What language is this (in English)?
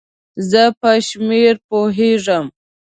Pashto